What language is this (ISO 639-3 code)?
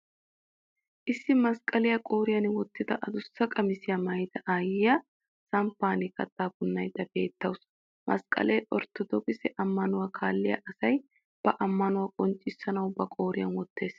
wal